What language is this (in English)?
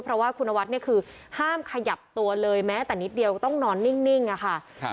Thai